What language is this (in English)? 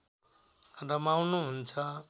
Nepali